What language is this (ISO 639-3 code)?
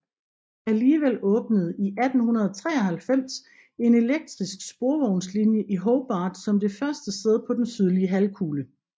dan